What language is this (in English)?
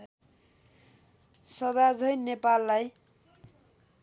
Nepali